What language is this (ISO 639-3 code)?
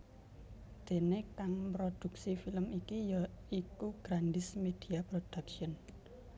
jav